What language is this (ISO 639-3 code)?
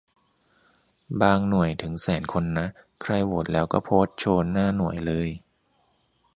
tha